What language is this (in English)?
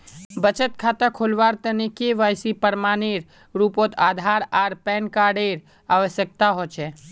Magahi